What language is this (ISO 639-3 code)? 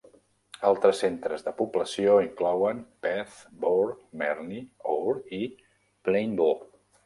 cat